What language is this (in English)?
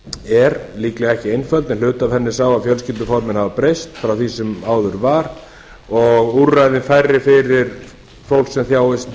Icelandic